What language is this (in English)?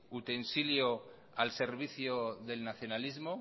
Spanish